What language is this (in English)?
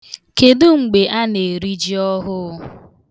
Igbo